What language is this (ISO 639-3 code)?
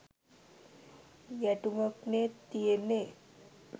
sin